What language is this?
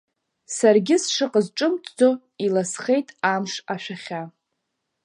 Abkhazian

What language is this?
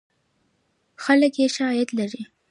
Pashto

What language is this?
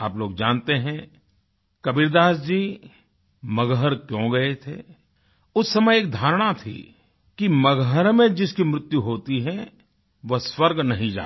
Hindi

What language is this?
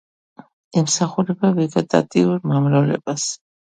Georgian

